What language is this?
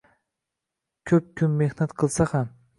Uzbek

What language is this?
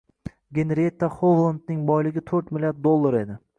Uzbek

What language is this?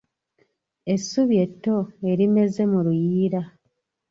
Ganda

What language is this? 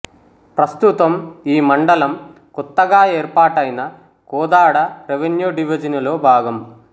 Telugu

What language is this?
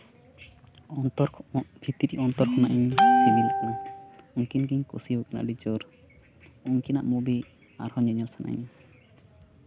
Santali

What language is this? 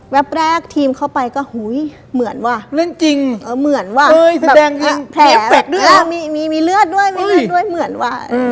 Thai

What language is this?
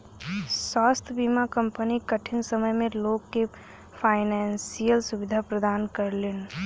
Bhojpuri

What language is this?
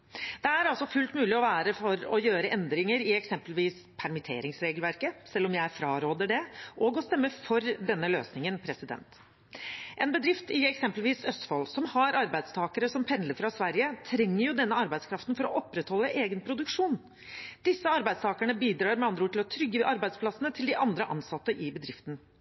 Norwegian Bokmål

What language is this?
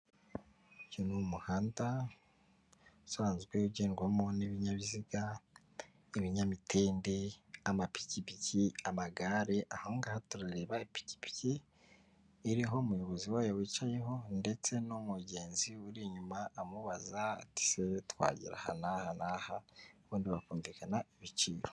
Kinyarwanda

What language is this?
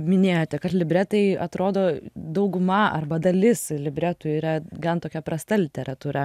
Lithuanian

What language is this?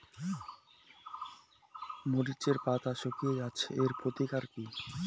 Bangla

